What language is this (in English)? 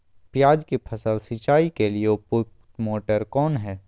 Magahi